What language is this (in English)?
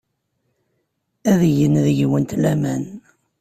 Kabyle